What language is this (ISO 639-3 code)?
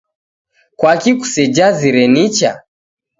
dav